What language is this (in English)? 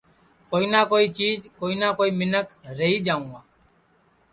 Sansi